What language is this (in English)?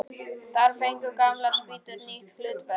Icelandic